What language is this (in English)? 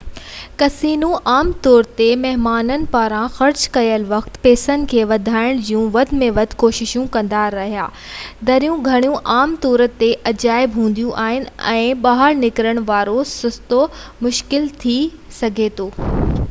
Sindhi